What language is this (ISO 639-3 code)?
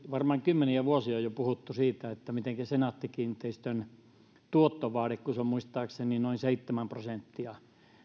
fin